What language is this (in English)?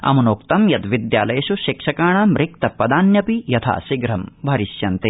Sanskrit